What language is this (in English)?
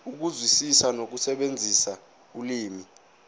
Zulu